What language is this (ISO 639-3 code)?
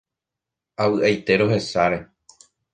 grn